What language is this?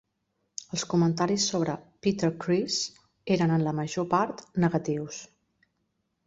Catalan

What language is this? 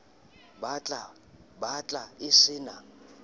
Southern Sotho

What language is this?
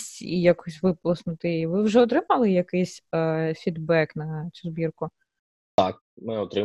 Ukrainian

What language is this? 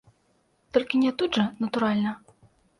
Belarusian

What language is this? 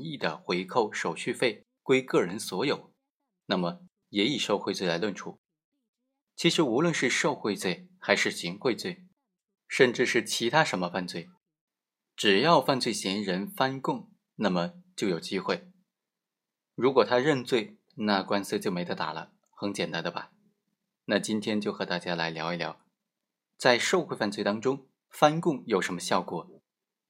Chinese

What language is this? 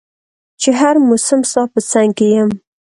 Pashto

